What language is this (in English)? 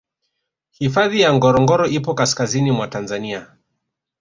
Swahili